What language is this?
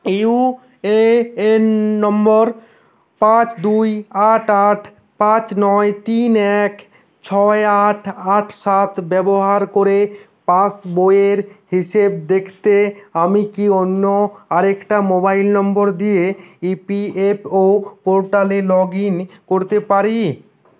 Bangla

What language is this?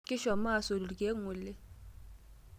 Masai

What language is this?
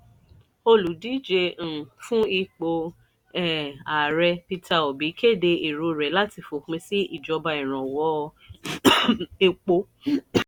Yoruba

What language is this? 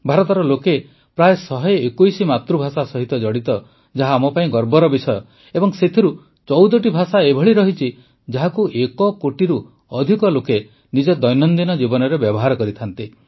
Odia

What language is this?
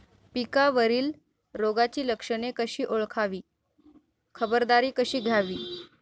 Marathi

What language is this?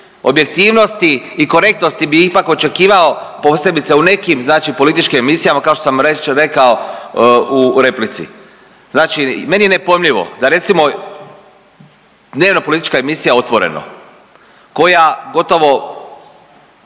Croatian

